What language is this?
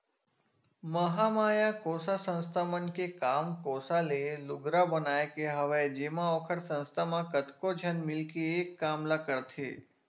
Chhattisgarhi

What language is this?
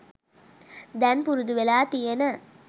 Sinhala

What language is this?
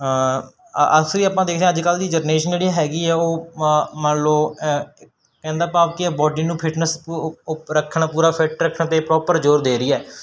Punjabi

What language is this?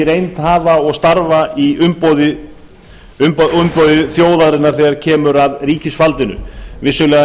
Icelandic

